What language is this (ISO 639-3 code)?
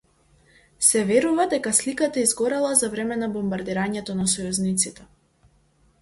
mkd